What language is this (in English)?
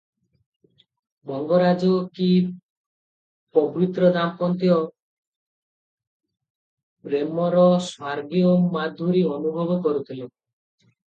Odia